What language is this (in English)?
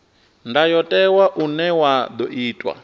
Venda